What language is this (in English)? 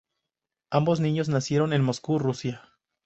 Spanish